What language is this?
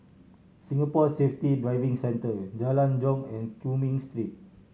English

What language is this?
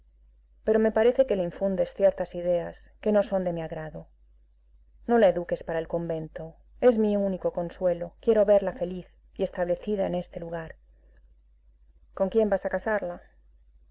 Spanish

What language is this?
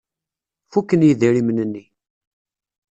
Kabyle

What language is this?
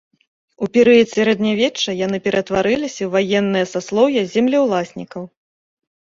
Belarusian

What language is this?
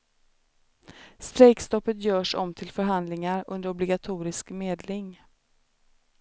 Swedish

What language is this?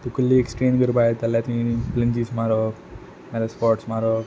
Konkani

